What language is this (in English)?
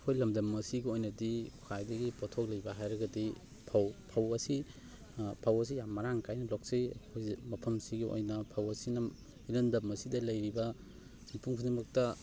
Manipuri